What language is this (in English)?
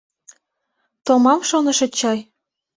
Mari